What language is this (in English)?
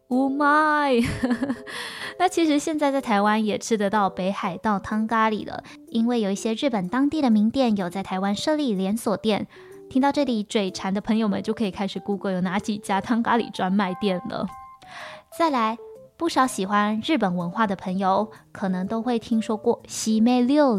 Chinese